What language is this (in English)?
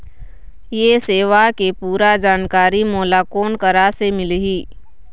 Chhattisgarhi